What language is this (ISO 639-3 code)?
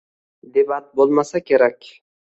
uzb